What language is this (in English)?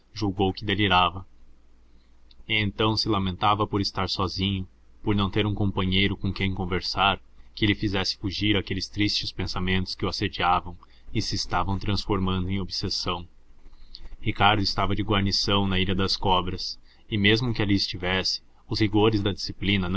Portuguese